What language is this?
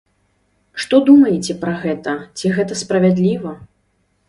Belarusian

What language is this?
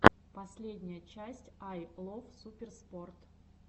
Russian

